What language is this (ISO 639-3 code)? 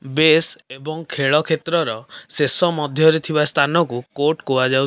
ori